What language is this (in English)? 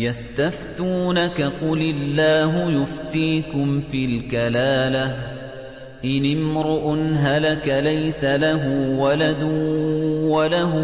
Arabic